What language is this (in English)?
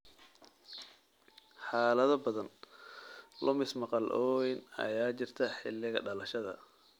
Somali